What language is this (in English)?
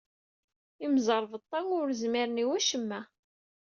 Kabyle